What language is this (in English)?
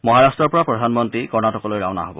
Assamese